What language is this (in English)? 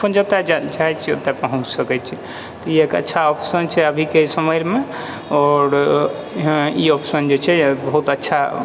Maithili